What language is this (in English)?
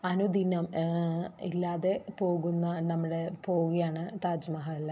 Malayalam